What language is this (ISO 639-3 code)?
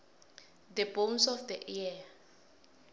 nbl